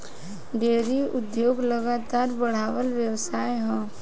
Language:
Bhojpuri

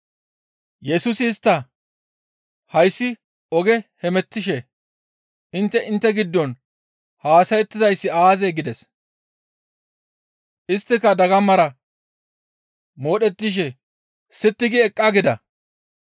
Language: Gamo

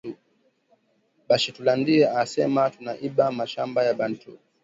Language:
Swahili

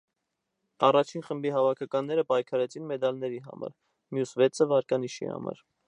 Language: Armenian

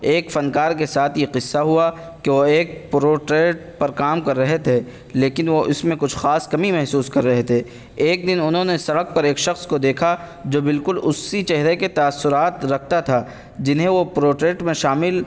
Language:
Urdu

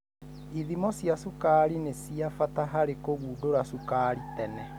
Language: Kikuyu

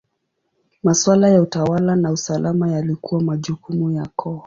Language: Swahili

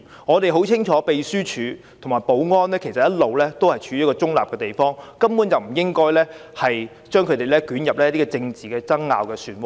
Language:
Cantonese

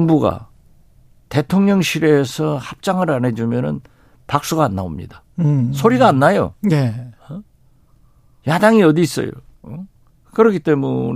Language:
Korean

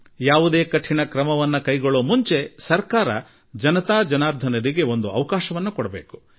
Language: Kannada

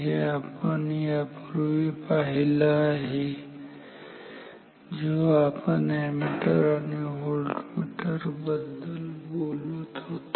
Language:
Marathi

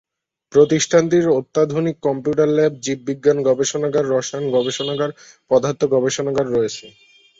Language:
Bangla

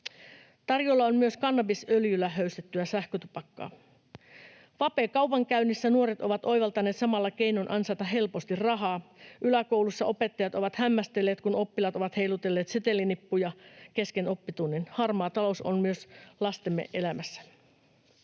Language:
Finnish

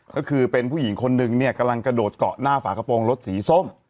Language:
Thai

